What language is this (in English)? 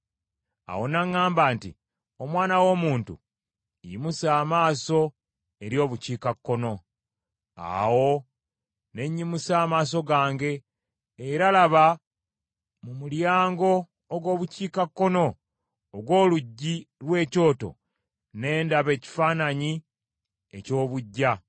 Ganda